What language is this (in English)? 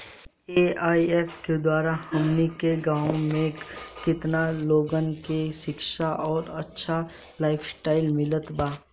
Bhojpuri